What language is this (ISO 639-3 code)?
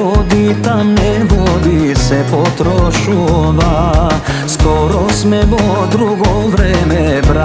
mkd